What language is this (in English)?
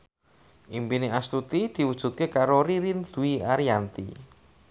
Javanese